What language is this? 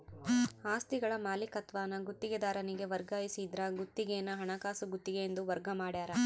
Kannada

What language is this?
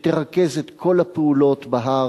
Hebrew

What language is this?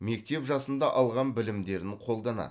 Kazakh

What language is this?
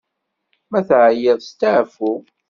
Kabyle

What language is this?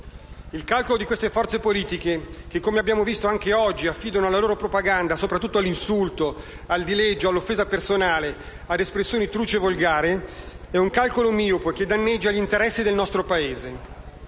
Italian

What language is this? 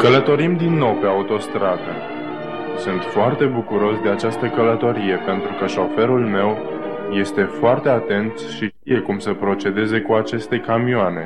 Romanian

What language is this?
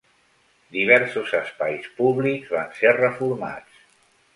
Catalan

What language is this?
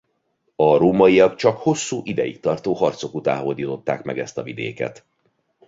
Hungarian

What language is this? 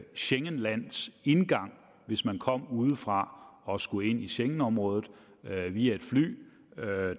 Danish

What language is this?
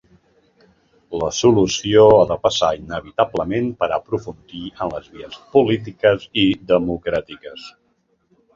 Catalan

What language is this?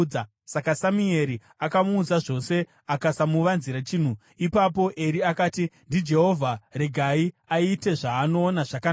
Shona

